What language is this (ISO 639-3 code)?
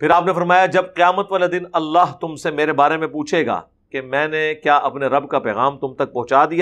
urd